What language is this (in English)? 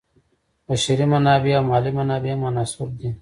Pashto